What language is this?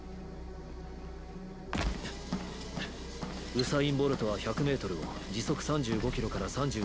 Japanese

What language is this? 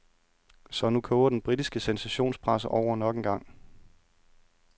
Danish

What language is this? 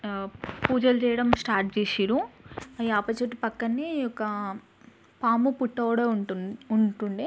Telugu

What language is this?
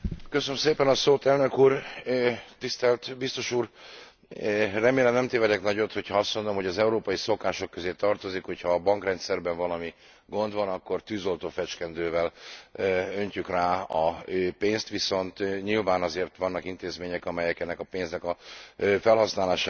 Hungarian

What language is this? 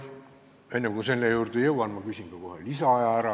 Estonian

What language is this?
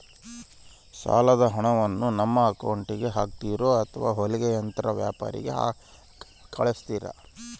Kannada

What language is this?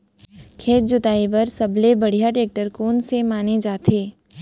Chhattisgarhi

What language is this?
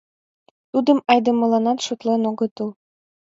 Mari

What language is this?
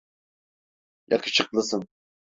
Turkish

